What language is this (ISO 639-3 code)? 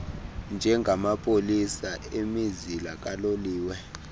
xho